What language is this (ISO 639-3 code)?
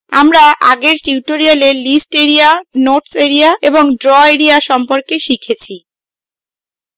ben